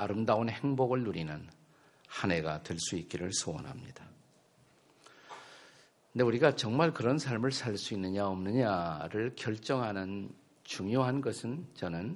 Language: Korean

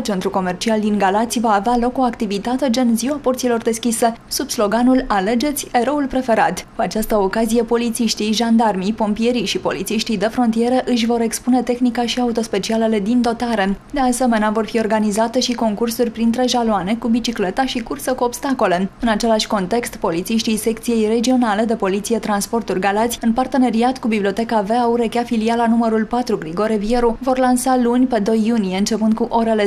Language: Romanian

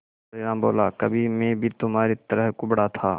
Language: Hindi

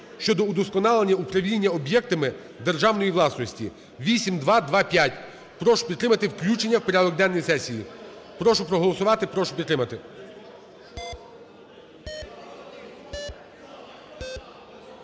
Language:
Ukrainian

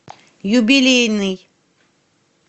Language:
Russian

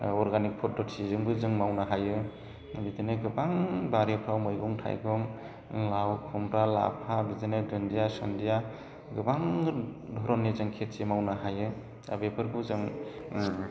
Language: Bodo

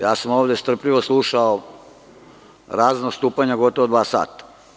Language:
Serbian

